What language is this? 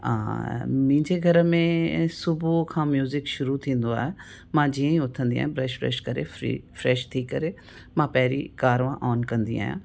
Sindhi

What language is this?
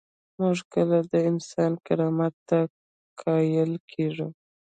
Pashto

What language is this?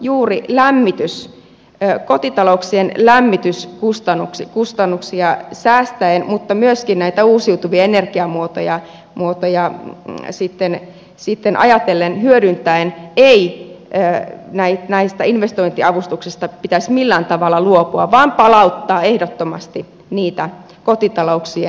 Finnish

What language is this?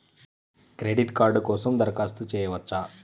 Telugu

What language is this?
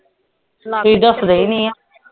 Punjabi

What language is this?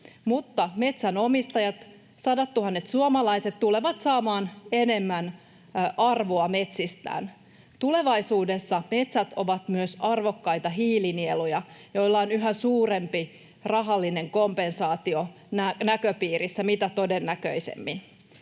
Finnish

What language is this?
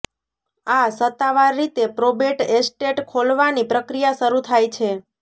Gujarati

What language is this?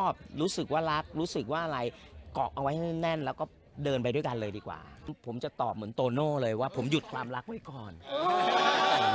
Thai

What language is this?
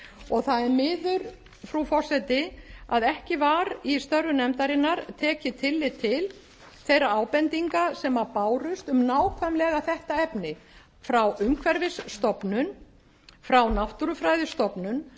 Icelandic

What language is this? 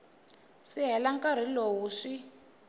Tsonga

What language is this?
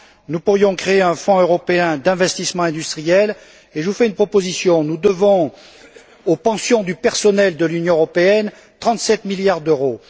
French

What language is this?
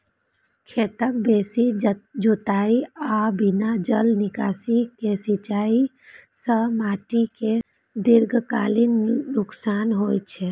Maithili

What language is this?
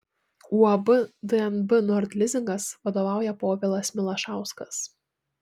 Lithuanian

